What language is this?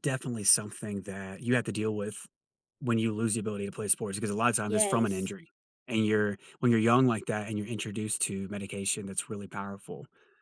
English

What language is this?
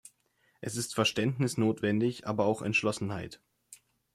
German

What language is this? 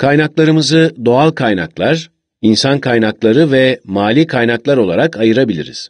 Turkish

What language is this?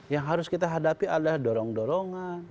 Indonesian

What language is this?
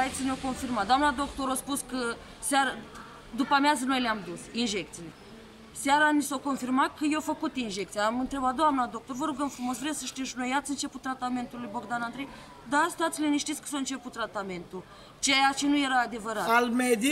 Romanian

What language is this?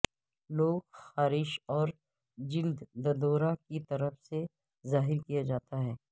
Urdu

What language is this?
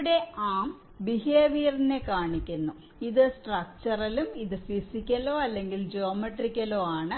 Malayalam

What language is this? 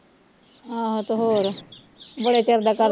Punjabi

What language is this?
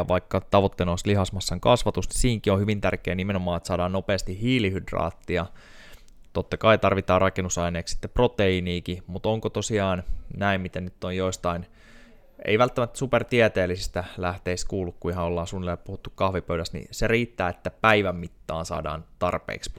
Finnish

